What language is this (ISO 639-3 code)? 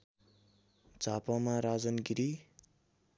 nep